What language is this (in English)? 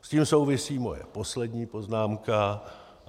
Czech